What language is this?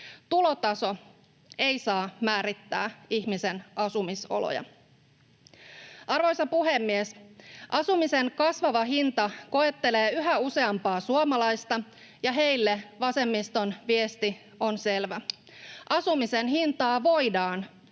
Finnish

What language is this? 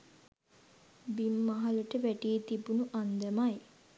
Sinhala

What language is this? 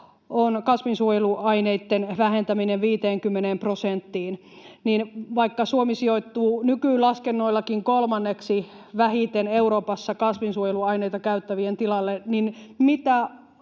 Finnish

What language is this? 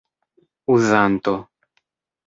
Esperanto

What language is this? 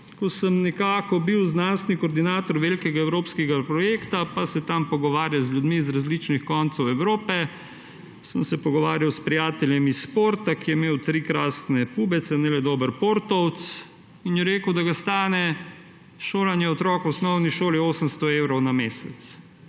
Slovenian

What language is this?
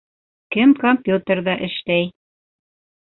Bashkir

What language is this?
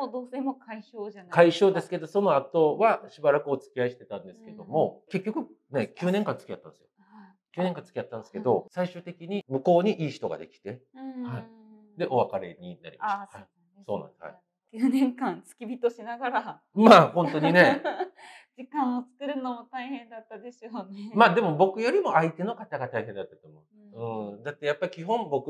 Japanese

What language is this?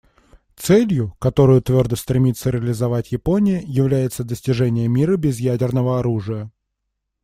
Russian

